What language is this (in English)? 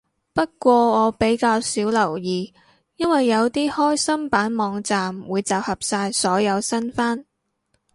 Cantonese